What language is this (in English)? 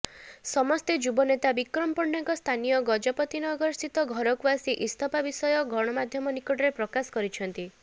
Odia